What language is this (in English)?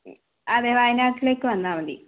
Malayalam